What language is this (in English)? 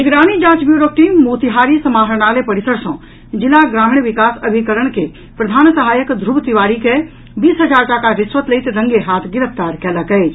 Maithili